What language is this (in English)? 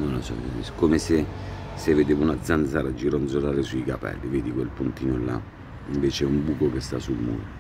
Italian